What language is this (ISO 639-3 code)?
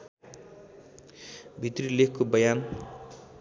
nep